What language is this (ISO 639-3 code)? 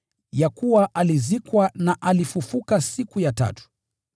swa